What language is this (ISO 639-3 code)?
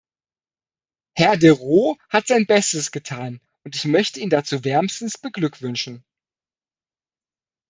deu